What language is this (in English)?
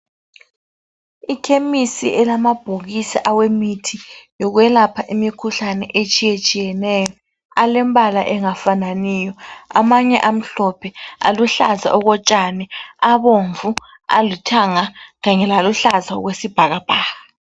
North Ndebele